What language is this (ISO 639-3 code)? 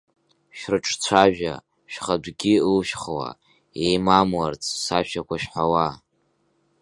abk